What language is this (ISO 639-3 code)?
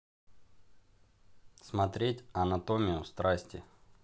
rus